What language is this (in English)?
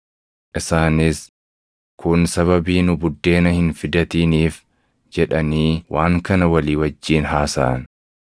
Oromo